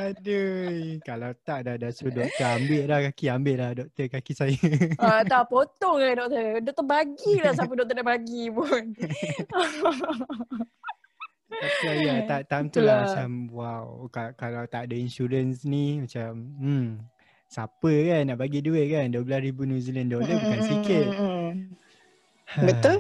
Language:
Malay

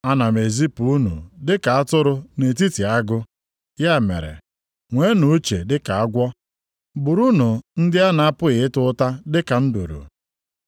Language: Igbo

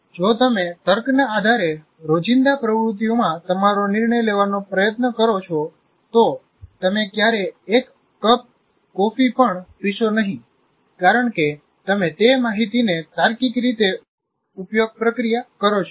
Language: Gujarati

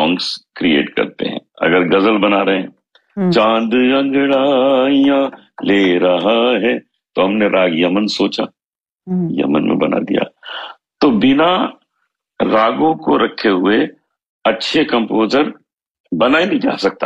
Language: Urdu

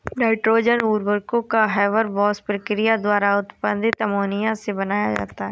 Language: Hindi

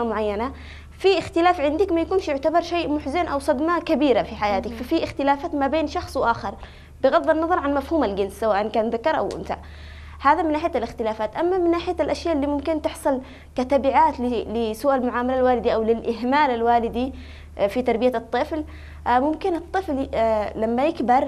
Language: Arabic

